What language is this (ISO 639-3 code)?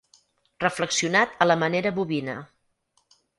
cat